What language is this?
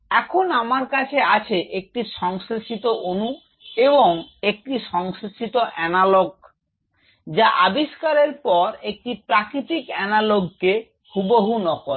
Bangla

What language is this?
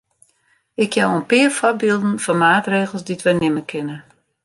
Western Frisian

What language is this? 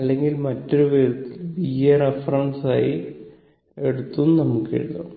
Malayalam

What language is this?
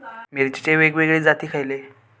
Marathi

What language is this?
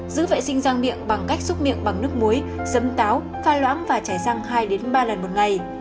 Vietnamese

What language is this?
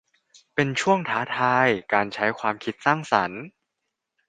Thai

